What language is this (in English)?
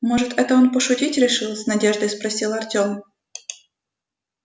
Russian